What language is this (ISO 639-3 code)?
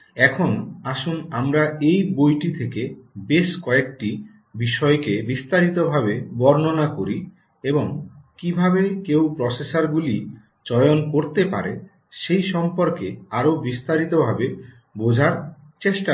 ben